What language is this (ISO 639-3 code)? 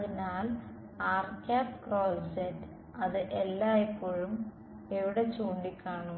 mal